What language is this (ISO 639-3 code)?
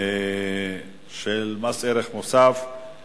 heb